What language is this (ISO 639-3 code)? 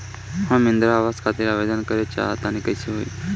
bho